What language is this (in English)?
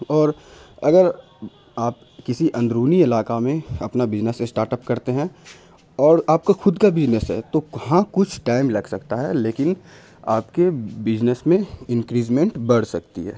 Urdu